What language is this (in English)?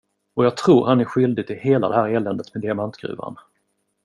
Swedish